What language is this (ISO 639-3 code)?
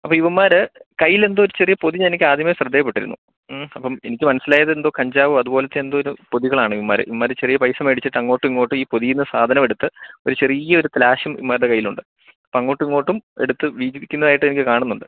mal